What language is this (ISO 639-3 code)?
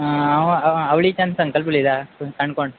kok